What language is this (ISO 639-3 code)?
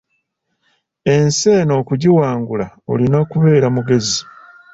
lug